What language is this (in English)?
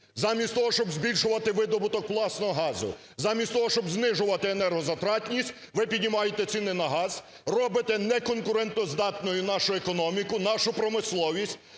Ukrainian